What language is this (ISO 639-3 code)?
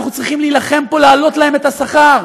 heb